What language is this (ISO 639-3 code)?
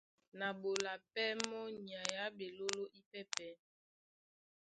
dua